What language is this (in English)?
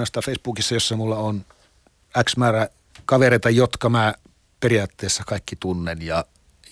Finnish